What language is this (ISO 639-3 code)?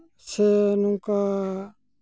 sat